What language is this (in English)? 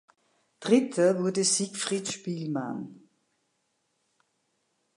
German